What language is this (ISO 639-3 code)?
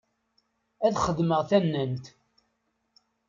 kab